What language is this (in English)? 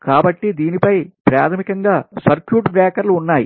Telugu